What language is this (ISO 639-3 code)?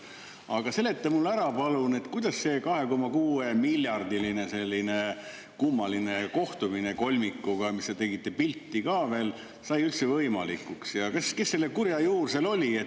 est